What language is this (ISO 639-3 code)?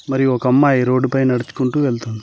tel